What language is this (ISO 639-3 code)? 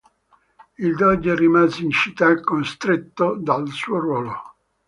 ita